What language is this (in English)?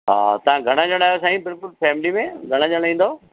Sindhi